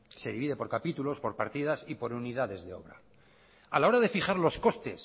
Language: Spanish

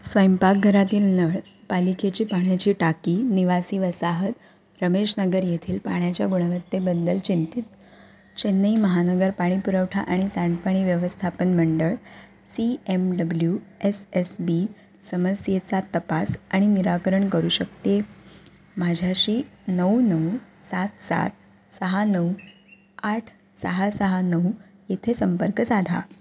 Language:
Marathi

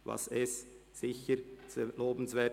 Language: Swiss German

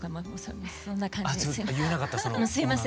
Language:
Japanese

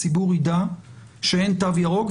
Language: Hebrew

